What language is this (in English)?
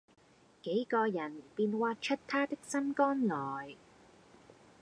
Cantonese